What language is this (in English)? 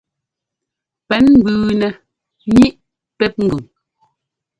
Ngomba